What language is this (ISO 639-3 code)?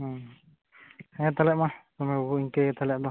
sat